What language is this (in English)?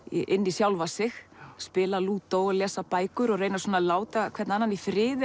Icelandic